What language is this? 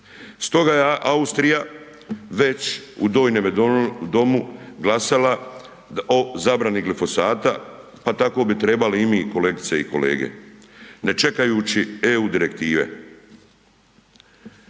Croatian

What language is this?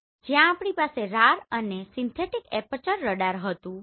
Gujarati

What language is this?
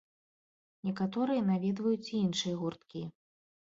Belarusian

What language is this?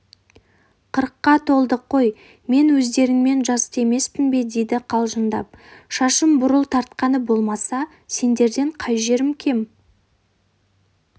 Kazakh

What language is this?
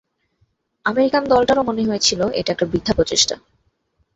Bangla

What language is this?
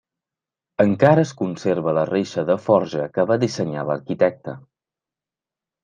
Catalan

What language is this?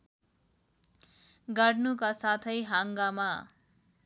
Nepali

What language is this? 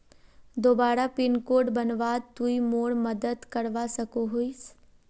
Magahi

